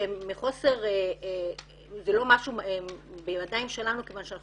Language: Hebrew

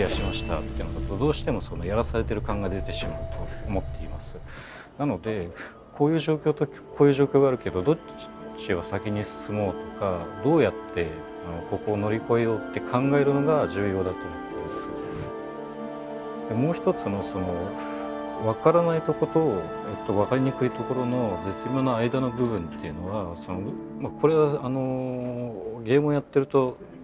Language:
Japanese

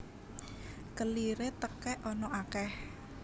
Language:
Javanese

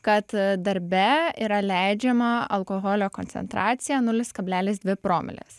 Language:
Lithuanian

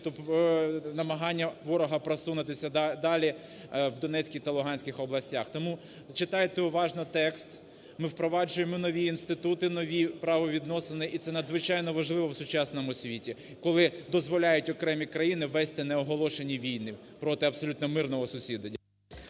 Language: Ukrainian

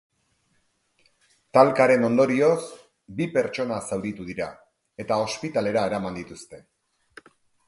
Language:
Basque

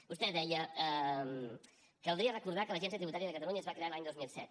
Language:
Catalan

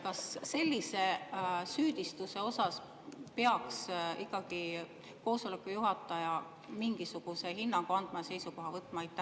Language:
Estonian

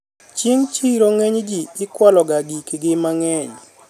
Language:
Luo (Kenya and Tanzania)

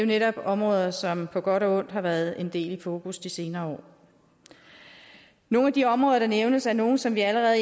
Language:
Danish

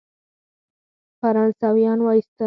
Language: Pashto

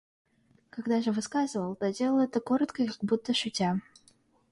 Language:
Russian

